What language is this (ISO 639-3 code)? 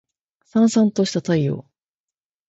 jpn